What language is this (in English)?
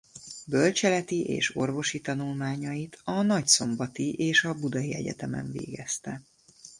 Hungarian